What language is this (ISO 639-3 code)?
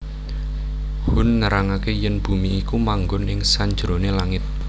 jav